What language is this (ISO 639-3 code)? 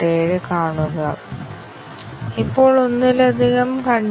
mal